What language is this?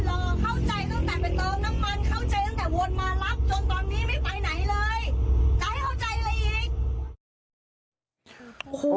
Thai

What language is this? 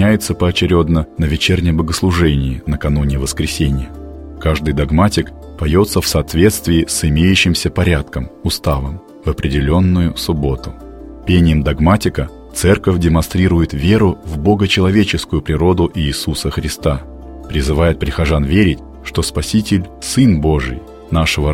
Russian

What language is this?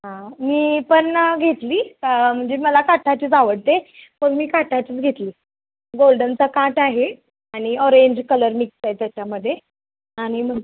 Marathi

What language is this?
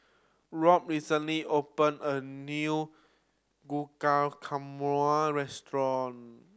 English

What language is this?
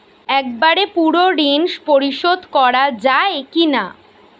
Bangla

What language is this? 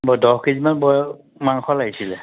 Assamese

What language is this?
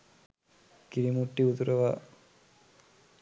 Sinhala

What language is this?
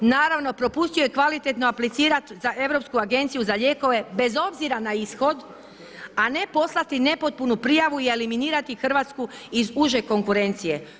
Croatian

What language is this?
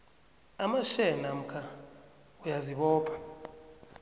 South Ndebele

